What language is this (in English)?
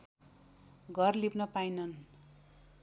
Nepali